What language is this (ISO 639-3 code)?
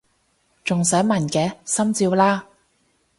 yue